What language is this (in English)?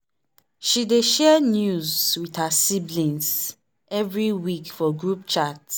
Nigerian Pidgin